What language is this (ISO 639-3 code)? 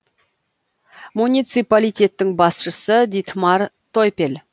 kaz